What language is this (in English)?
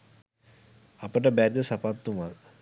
Sinhala